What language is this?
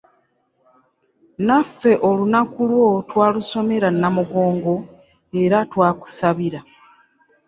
Ganda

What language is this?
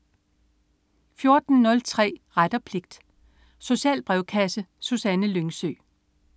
Danish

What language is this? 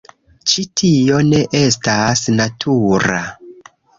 Esperanto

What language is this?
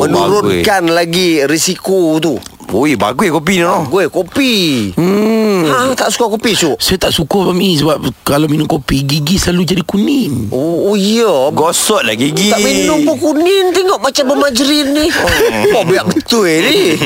Malay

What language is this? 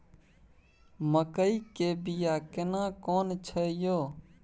Maithili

